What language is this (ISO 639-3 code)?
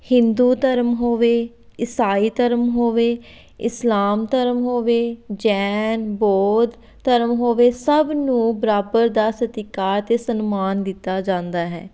pan